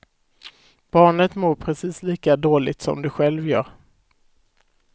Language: Swedish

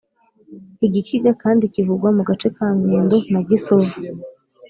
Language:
Kinyarwanda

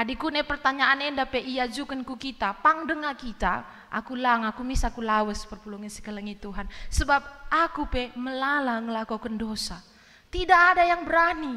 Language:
Indonesian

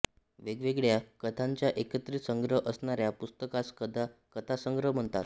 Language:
Marathi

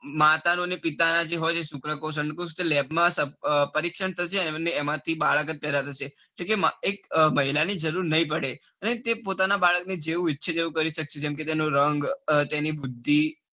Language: Gujarati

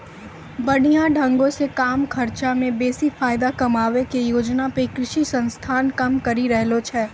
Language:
Maithili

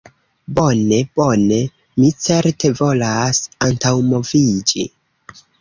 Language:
Esperanto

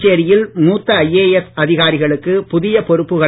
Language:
Tamil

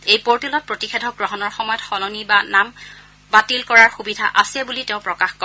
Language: Assamese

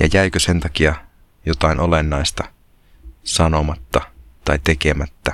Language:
Finnish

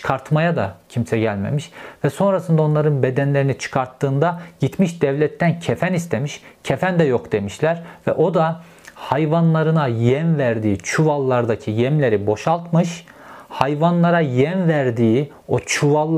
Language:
Turkish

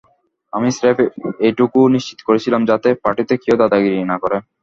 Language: Bangla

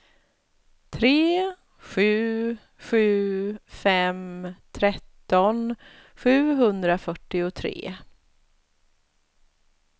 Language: Swedish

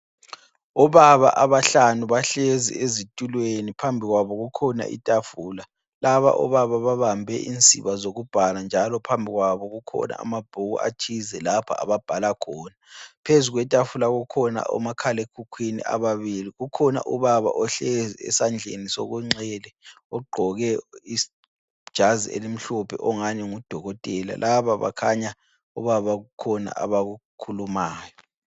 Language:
North Ndebele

